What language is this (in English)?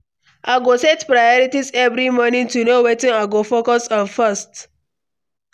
Nigerian Pidgin